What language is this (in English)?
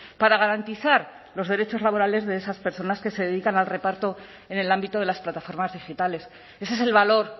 Spanish